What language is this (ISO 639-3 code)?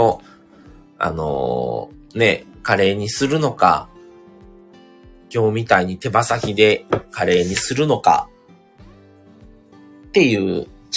jpn